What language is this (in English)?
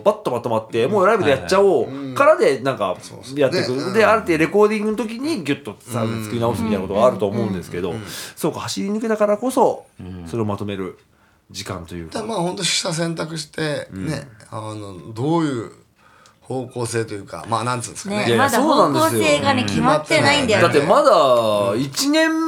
Japanese